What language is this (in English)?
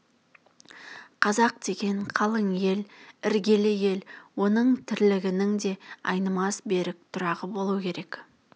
Kazakh